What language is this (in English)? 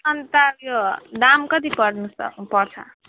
Nepali